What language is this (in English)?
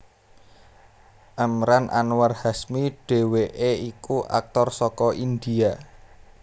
Javanese